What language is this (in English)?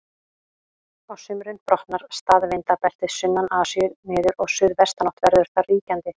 Icelandic